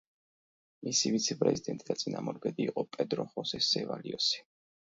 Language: Georgian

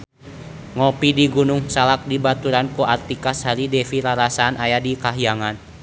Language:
Sundanese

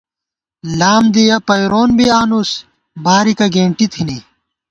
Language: Gawar-Bati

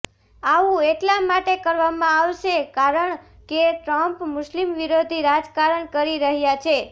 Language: Gujarati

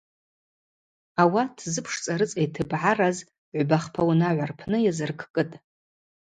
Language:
Abaza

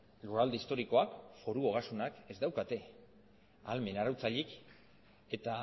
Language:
Basque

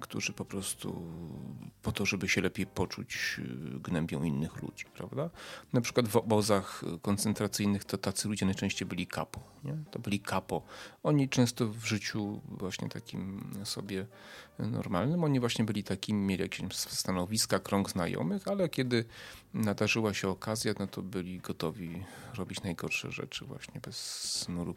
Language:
Polish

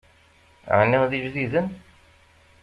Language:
Kabyle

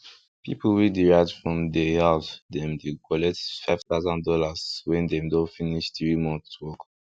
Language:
Nigerian Pidgin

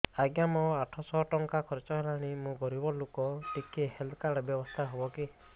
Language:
Odia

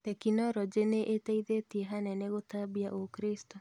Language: Kikuyu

